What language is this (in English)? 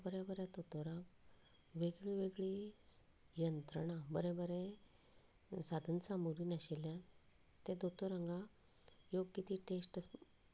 Konkani